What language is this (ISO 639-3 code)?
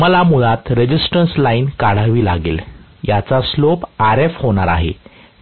mar